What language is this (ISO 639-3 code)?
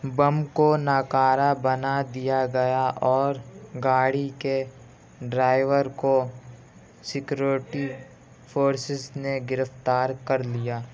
urd